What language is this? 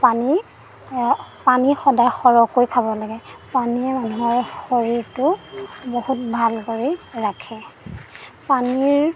Assamese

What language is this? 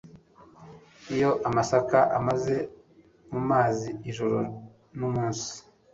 Kinyarwanda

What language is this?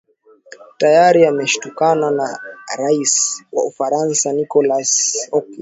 Swahili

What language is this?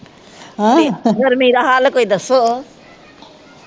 Punjabi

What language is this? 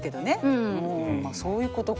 Japanese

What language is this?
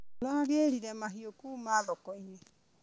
Kikuyu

